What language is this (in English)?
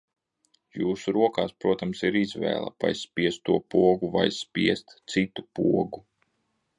Latvian